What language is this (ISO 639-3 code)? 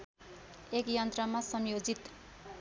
nep